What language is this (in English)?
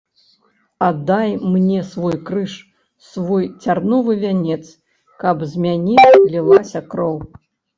Belarusian